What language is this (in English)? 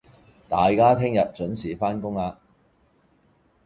Cantonese